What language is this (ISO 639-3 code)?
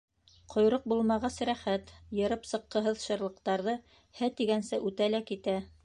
bak